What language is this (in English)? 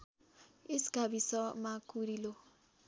Nepali